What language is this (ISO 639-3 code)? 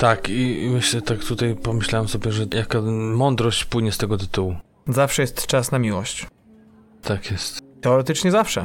pol